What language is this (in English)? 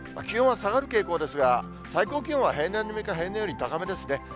Japanese